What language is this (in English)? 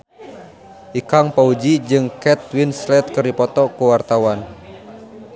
Sundanese